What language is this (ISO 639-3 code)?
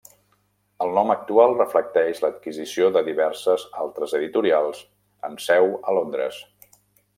cat